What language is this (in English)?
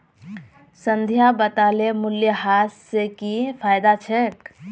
Magahi